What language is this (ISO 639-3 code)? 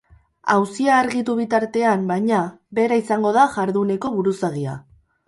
eus